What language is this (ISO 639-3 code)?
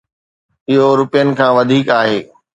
snd